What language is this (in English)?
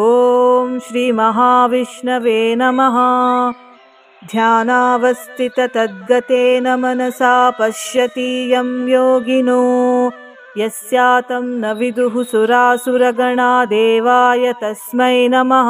Kannada